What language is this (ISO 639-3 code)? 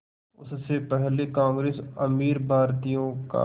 hin